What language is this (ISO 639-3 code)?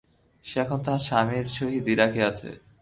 ben